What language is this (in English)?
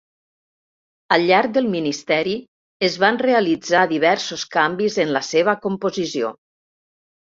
Catalan